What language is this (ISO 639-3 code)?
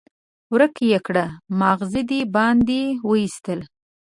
pus